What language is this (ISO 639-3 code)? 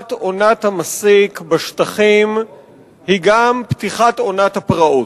heb